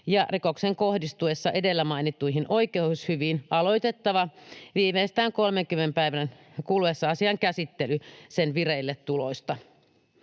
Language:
Finnish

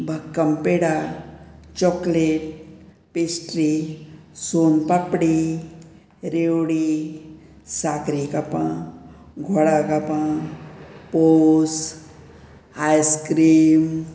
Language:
Konkani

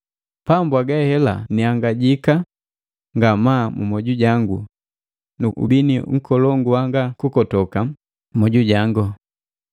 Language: Matengo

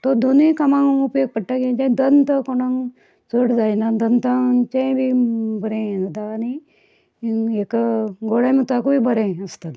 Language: Konkani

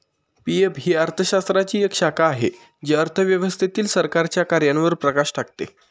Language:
Marathi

